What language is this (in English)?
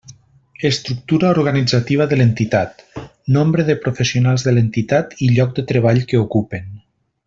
Catalan